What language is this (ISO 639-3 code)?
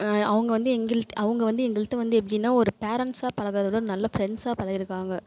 tam